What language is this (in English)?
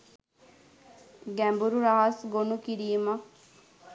Sinhala